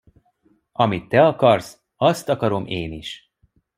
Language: Hungarian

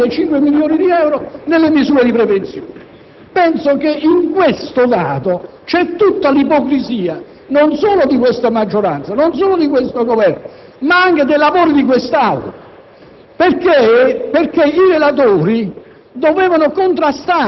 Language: Italian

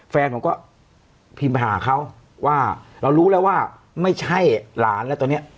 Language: Thai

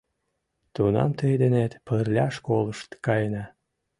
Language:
Mari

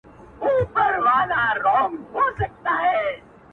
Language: Pashto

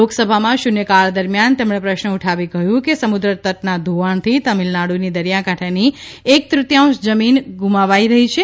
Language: Gujarati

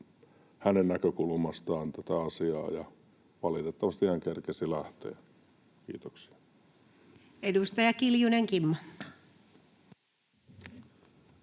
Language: Finnish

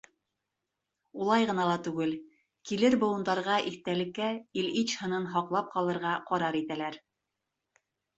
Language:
Bashkir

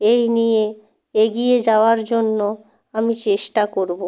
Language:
Bangla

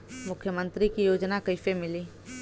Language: Bhojpuri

